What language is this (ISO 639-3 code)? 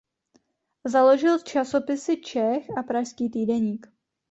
ces